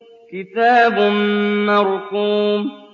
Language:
Arabic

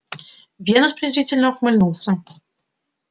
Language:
Russian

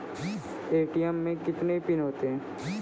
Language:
Maithili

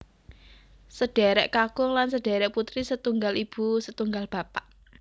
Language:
Javanese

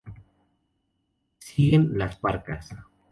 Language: Spanish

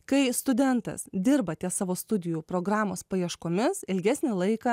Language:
Lithuanian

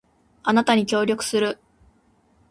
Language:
Japanese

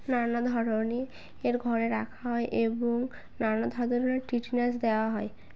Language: Bangla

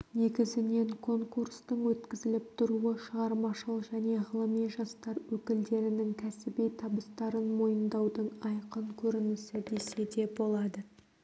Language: Kazakh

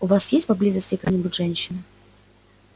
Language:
Russian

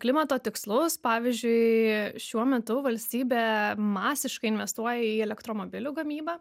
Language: Lithuanian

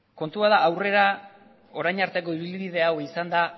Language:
Basque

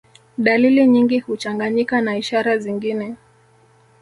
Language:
Swahili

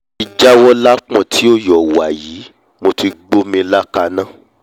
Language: Yoruba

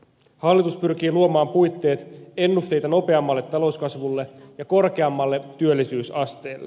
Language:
Finnish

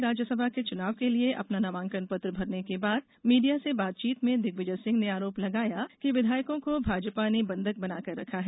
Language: Hindi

